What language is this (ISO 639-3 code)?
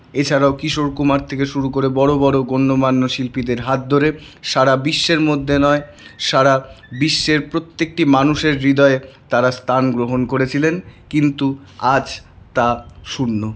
ben